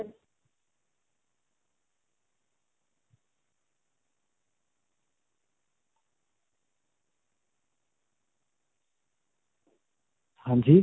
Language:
Punjabi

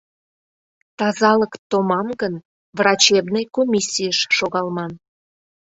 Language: Mari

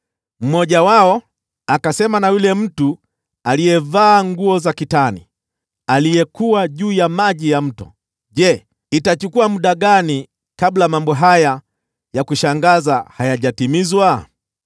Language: Swahili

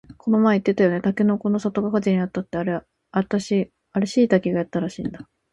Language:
Japanese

